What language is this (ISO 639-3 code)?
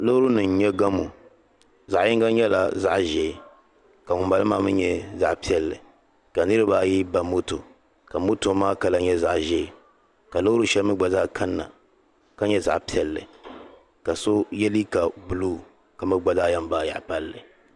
dag